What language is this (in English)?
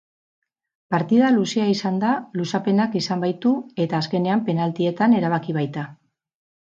Basque